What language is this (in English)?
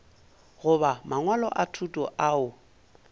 Northern Sotho